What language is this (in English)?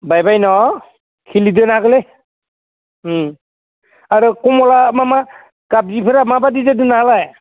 Bodo